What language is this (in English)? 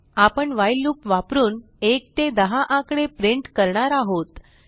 Marathi